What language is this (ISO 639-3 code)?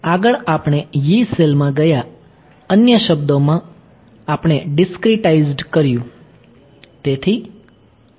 guj